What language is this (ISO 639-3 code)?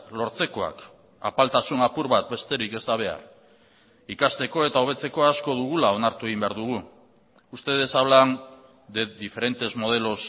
eus